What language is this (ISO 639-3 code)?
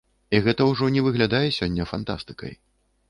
bel